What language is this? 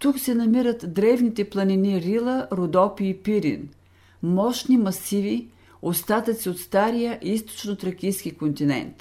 Bulgarian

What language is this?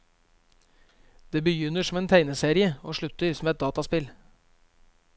Norwegian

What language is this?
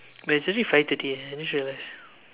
English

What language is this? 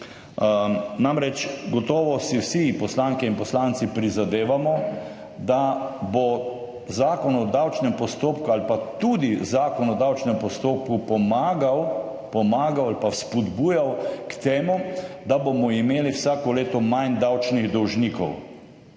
Slovenian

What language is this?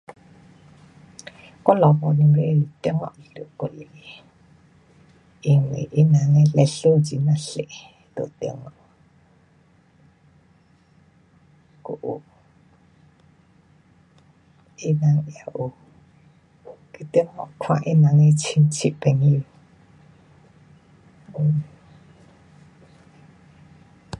Pu-Xian Chinese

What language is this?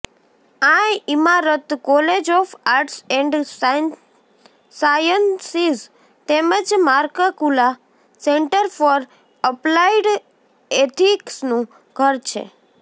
Gujarati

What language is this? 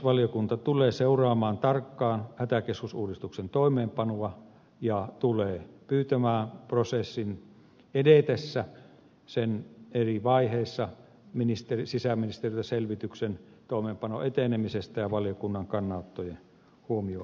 Finnish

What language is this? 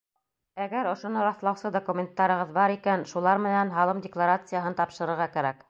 Bashkir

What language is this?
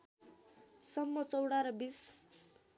Nepali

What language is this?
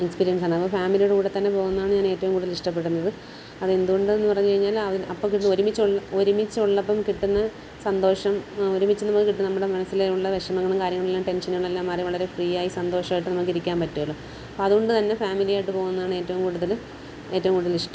Malayalam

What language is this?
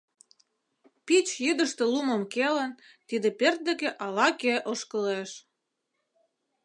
Mari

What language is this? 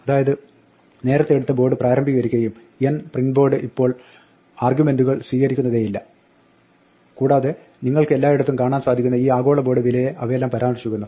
Malayalam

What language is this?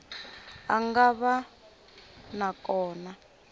Tsonga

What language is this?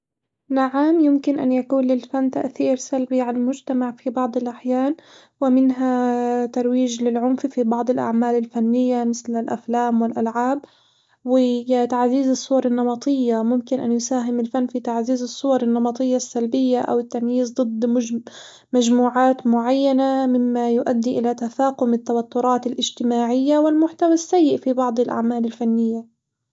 Hijazi Arabic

